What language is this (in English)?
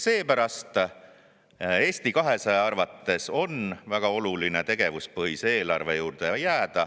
Estonian